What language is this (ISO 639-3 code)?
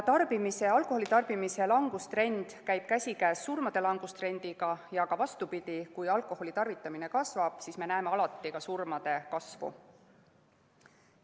est